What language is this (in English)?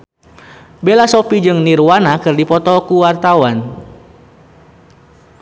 Sundanese